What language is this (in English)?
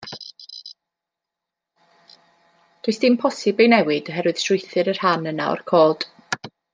Welsh